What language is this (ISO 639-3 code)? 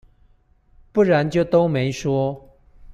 zho